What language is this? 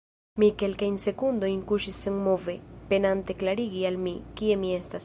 Esperanto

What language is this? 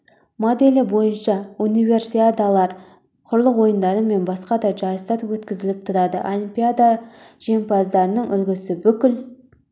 Kazakh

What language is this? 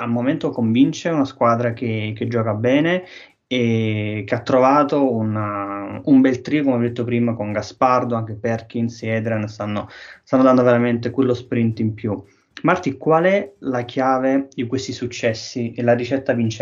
Italian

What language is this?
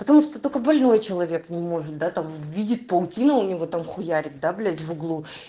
Russian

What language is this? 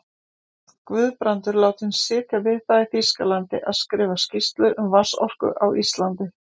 Icelandic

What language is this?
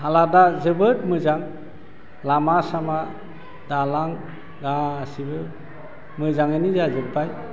Bodo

